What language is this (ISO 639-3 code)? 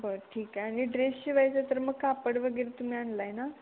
mar